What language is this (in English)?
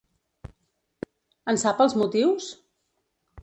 Catalan